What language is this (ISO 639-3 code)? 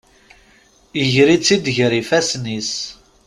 kab